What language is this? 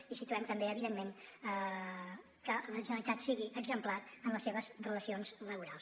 Catalan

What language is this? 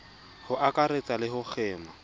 Southern Sotho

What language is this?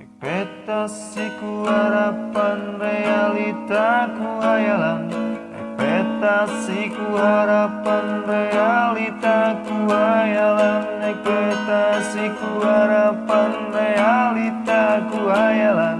Indonesian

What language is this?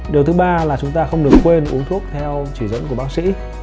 Vietnamese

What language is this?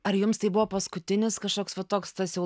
Lithuanian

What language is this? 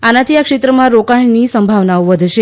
Gujarati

